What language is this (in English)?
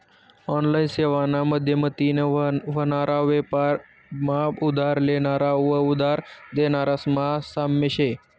Marathi